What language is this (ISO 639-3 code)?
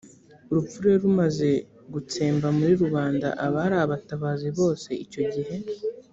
kin